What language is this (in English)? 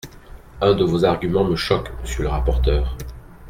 French